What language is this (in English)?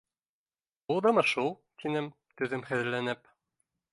Bashkir